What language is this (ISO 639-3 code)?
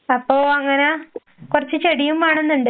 mal